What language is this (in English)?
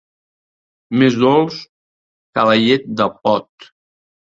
Catalan